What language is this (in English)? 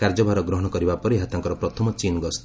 Odia